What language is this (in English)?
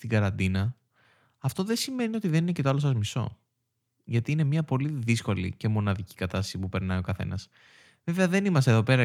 Greek